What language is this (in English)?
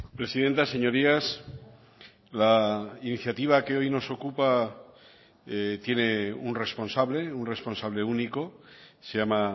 Spanish